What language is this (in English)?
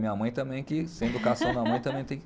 Portuguese